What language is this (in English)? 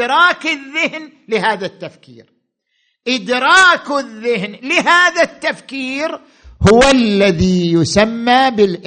Arabic